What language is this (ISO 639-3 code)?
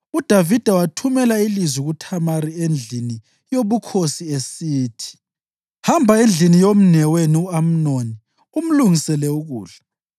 nde